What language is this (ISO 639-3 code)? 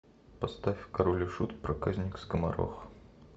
rus